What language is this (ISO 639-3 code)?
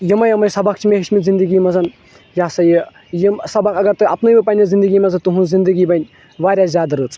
kas